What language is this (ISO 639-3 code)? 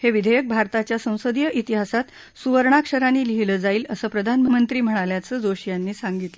mar